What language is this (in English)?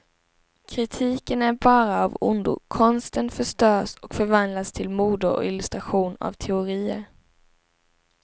Swedish